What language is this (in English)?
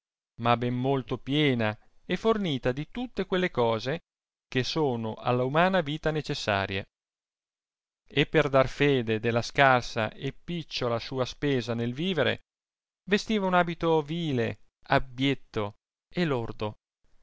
Italian